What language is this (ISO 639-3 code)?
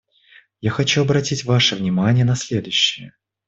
rus